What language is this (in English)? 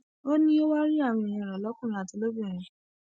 Yoruba